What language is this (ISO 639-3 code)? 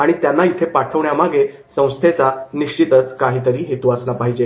mar